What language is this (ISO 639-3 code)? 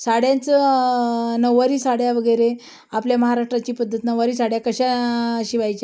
mar